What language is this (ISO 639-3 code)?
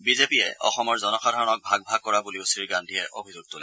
asm